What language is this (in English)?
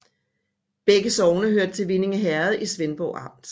Danish